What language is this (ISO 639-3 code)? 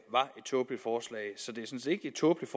dan